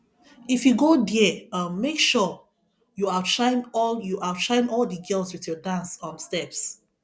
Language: Nigerian Pidgin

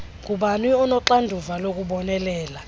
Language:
Xhosa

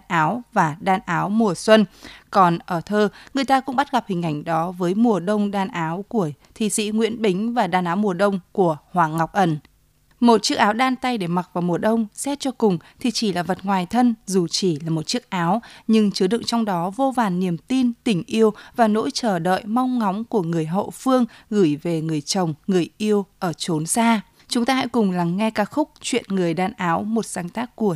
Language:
Vietnamese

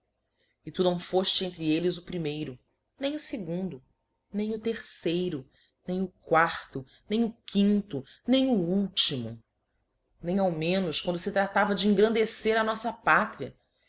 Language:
Portuguese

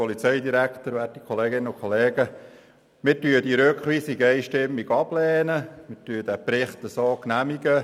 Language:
Swiss German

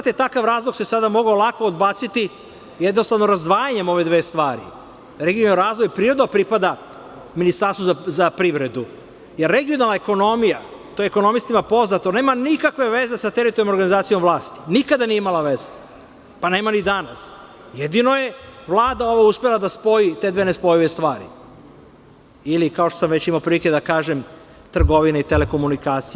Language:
Serbian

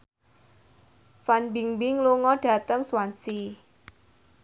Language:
Javanese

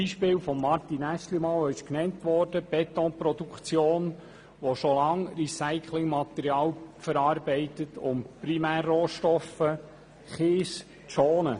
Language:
Swiss German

